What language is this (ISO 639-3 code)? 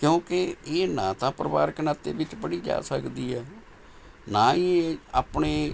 pan